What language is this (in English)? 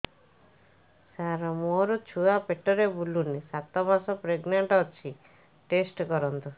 Odia